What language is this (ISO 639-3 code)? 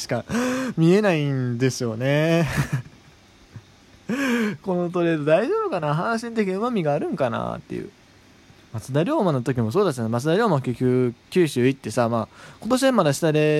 jpn